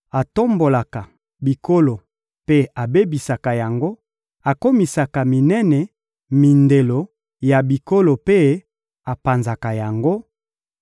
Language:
Lingala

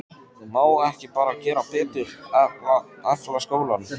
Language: Icelandic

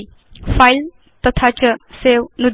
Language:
Sanskrit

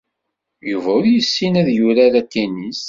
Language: Kabyle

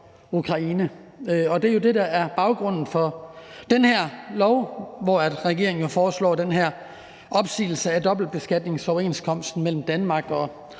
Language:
Danish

